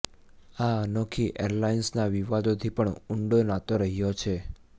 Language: Gujarati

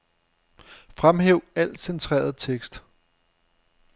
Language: Danish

